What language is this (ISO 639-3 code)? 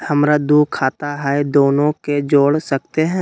mag